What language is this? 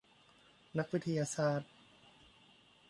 Thai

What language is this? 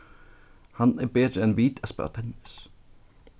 Faroese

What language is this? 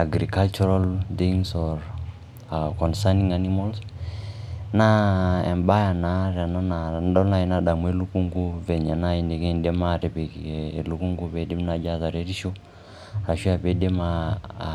Masai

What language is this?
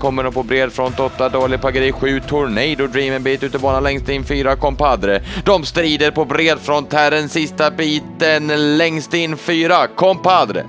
Swedish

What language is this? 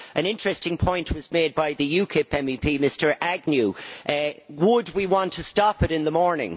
English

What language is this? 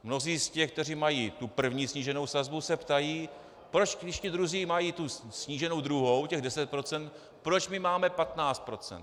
Czech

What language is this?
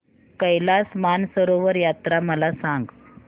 Marathi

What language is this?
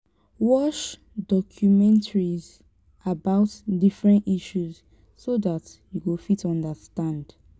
Nigerian Pidgin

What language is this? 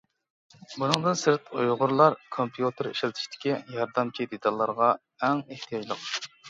Uyghur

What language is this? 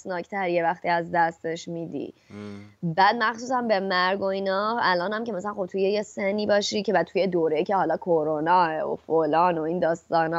Persian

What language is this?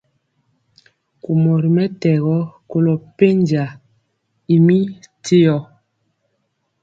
Mpiemo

